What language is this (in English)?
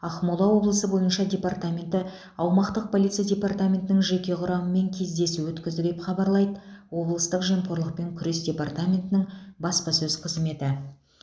Kazakh